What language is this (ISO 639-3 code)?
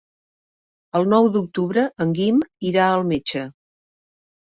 cat